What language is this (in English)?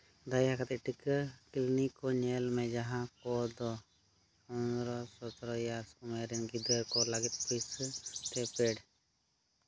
Santali